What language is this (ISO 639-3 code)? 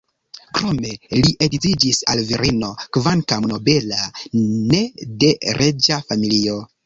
epo